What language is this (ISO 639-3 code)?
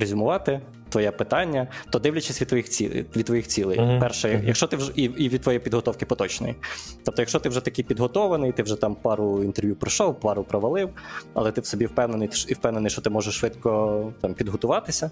ukr